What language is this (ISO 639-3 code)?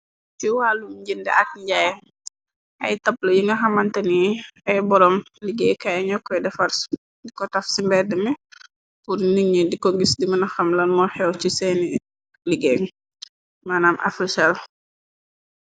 wol